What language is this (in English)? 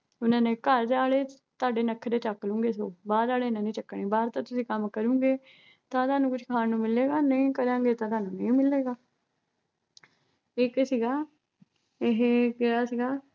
Punjabi